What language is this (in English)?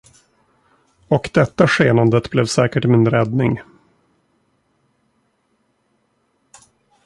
Swedish